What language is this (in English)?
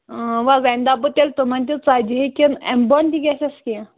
Kashmiri